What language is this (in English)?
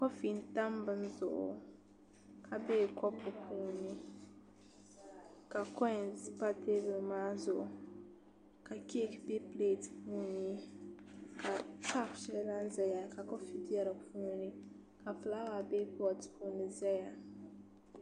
Dagbani